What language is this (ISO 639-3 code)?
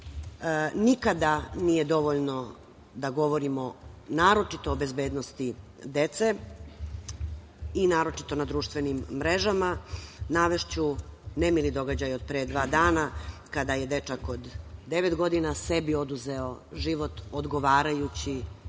srp